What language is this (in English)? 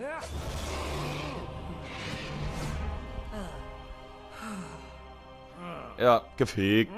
German